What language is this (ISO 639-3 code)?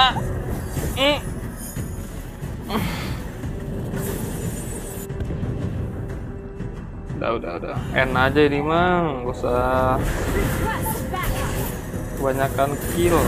ind